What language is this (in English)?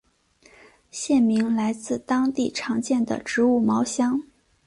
Chinese